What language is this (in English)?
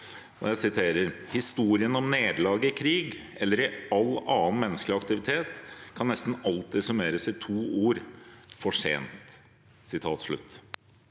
Norwegian